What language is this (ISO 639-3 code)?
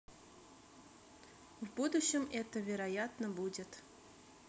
rus